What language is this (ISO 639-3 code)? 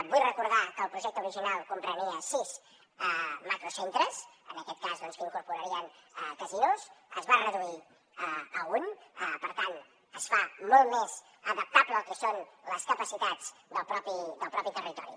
cat